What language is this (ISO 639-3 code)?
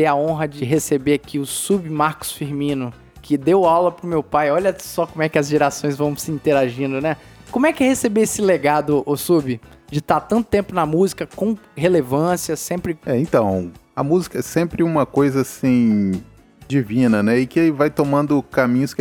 por